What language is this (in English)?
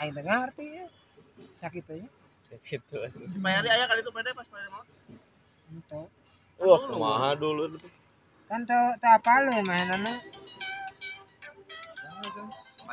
Indonesian